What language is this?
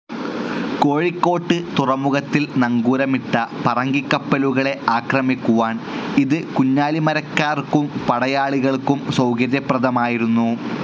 Malayalam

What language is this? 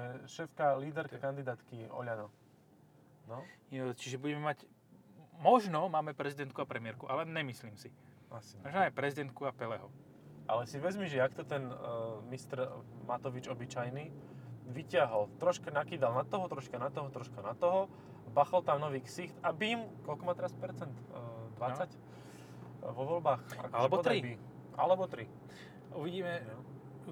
Slovak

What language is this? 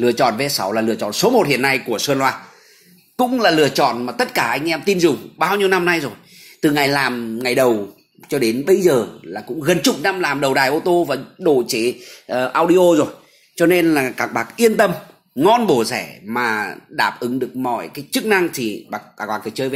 Vietnamese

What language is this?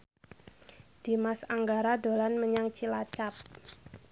Javanese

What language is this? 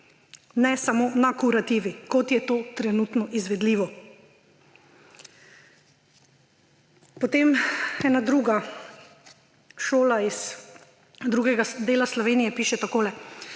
Slovenian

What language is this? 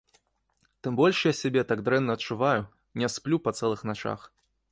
Belarusian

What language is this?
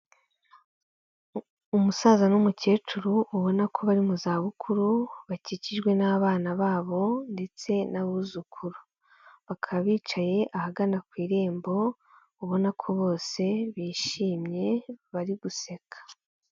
Kinyarwanda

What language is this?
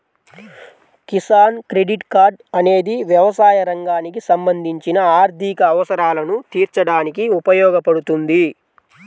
Telugu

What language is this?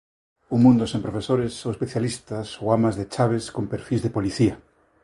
Galician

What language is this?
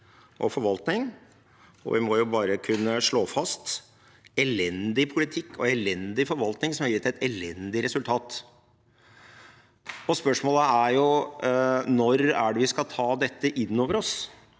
Norwegian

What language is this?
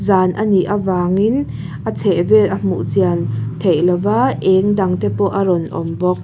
Mizo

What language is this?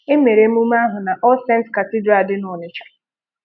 Igbo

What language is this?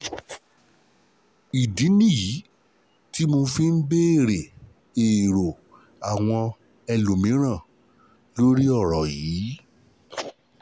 Yoruba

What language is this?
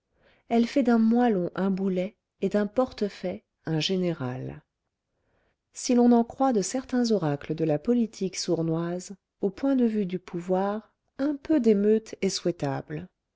French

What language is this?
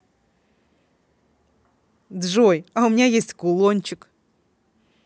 Russian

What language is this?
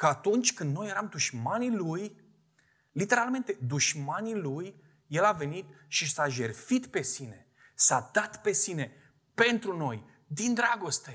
Romanian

